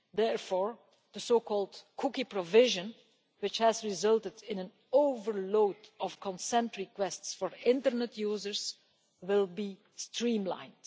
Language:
English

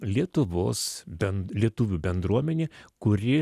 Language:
Lithuanian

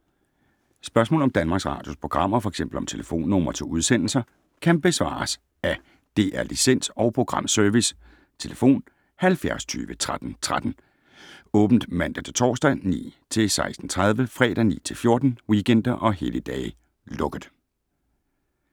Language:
Danish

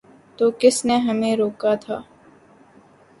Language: Urdu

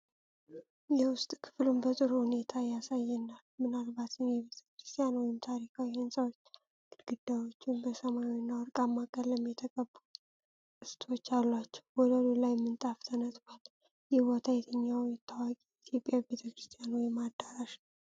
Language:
Amharic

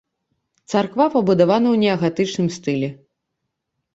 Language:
Belarusian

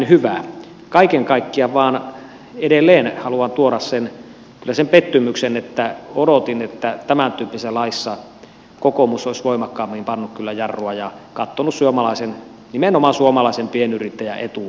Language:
Finnish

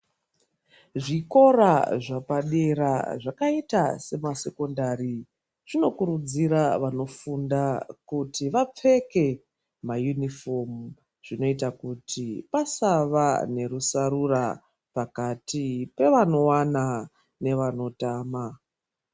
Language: Ndau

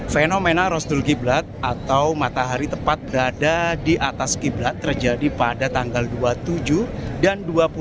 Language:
Indonesian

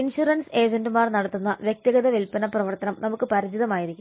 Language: Malayalam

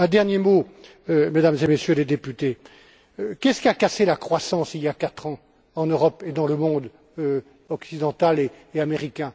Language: French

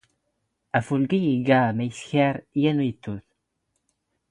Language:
Standard Moroccan Tamazight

